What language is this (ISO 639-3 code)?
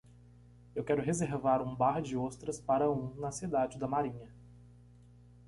por